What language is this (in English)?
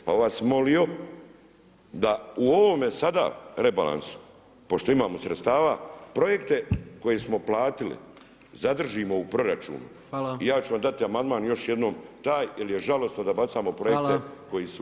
Croatian